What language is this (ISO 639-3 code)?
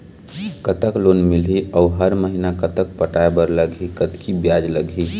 hne